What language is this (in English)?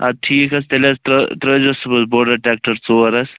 Kashmiri